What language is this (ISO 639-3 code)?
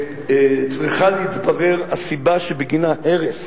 heb